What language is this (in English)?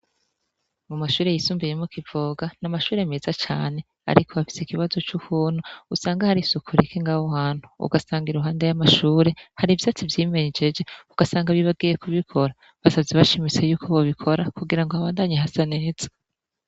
Rundi